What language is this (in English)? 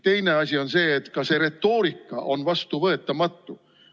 Estonian